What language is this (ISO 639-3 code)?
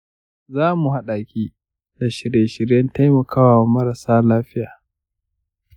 hau